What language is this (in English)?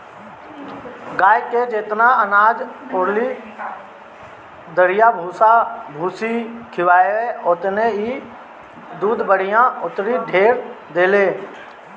Bhojpuri